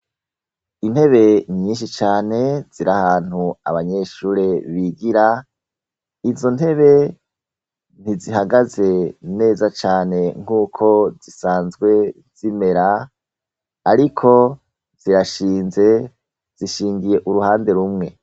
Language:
Rundi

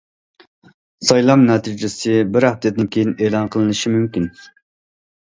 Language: Uyghur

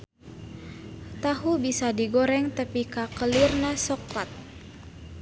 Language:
Sundanese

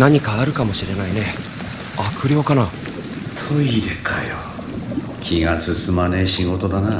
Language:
Japanese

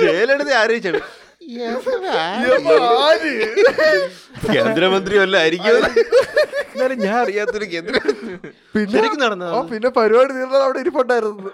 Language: Malayalam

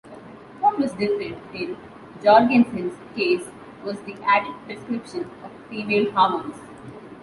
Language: English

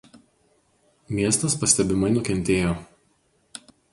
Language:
Lithuanian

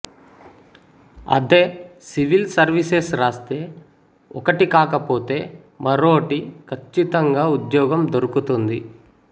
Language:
Telugu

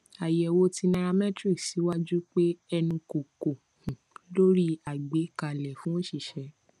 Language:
Yoruba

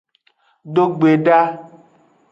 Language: Aja (Benin)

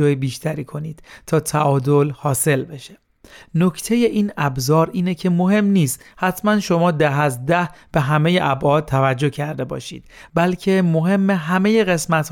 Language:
Persian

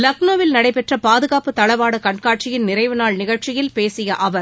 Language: Tamil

